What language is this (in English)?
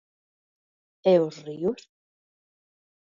Galician